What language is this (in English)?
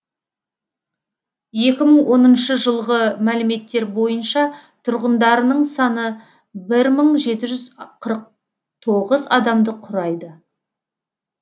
Kazakh